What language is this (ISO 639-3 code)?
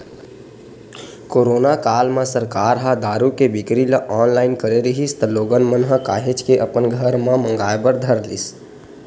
hne